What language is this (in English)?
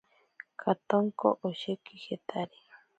Ashéninka Perené